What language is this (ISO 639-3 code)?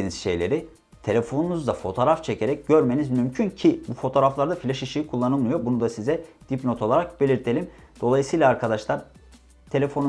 tur